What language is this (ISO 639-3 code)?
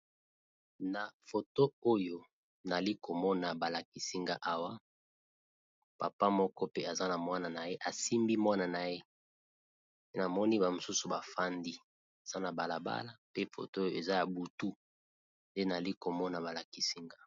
lin